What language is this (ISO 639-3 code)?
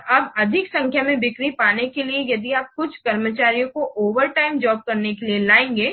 hin